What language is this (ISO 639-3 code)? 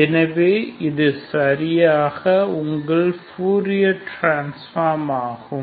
tam